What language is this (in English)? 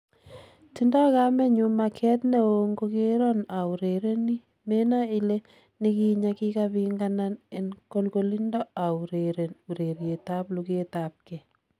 Kalenjin